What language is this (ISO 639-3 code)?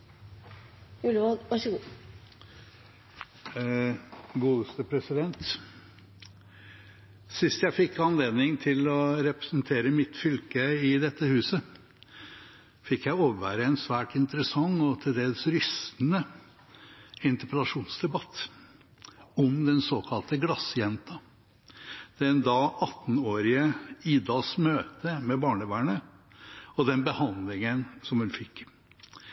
nor